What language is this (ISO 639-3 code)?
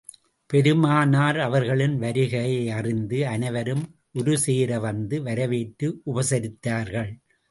tam